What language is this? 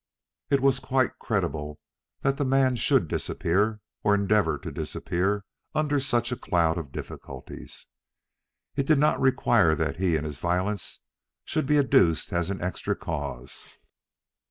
English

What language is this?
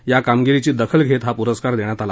Marathi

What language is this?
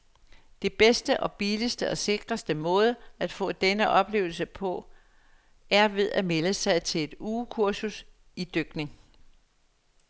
Danish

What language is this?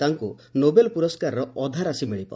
Odia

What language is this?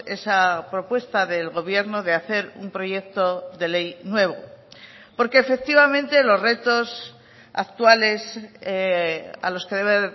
Spanish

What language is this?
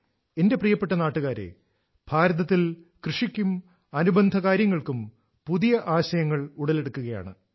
Malayalam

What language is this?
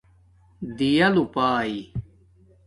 Domaaki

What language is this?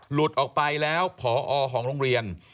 Thai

